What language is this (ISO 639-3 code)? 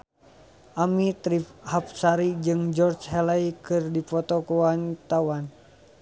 sun